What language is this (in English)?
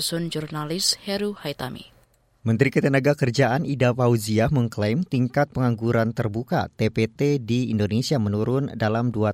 Indonesian